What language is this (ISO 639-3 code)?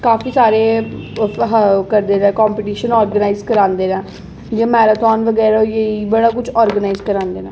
doi